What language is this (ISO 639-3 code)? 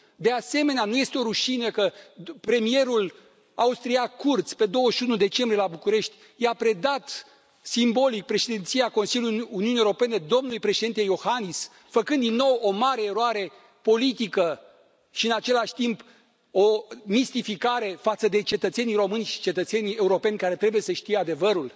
ron